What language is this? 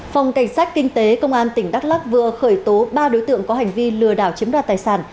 Vietnamese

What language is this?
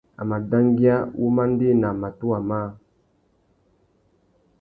Tuki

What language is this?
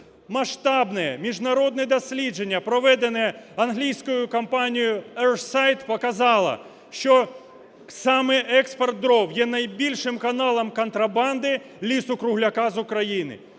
Ukrainian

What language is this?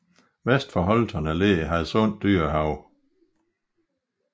Danish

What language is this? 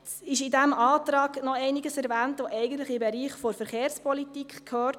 Swiss German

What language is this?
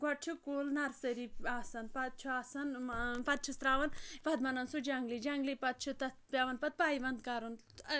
Kashmiri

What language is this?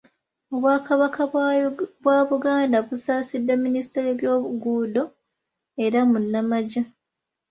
Ganda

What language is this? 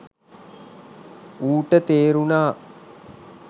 Sinhala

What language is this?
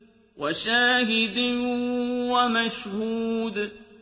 Arabic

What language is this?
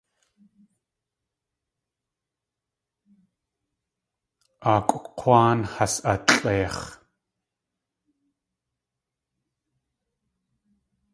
Tlingit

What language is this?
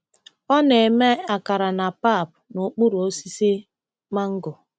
Igbo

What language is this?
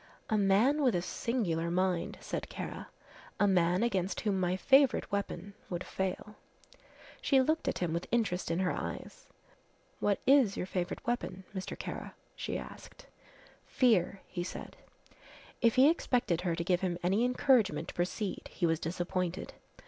English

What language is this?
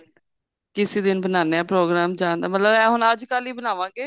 Punjabi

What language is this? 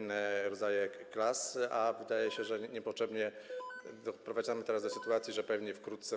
Polish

